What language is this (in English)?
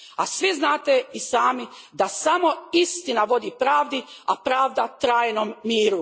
Croatian